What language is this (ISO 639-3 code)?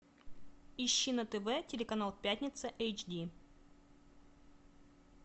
rus